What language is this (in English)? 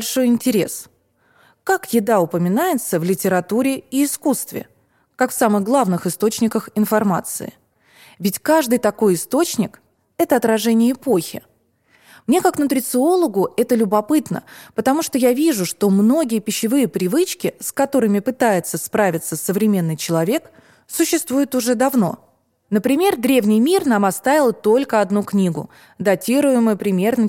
Russian